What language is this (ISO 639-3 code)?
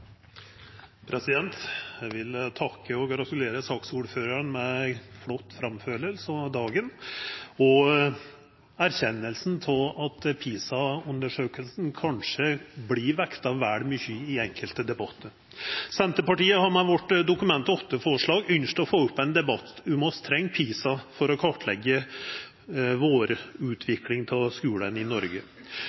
nno